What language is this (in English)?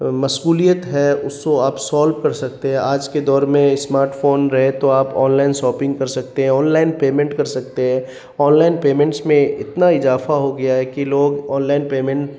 Urdu